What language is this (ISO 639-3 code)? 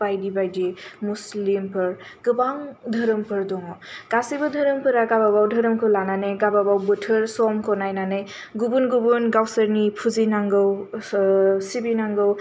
brx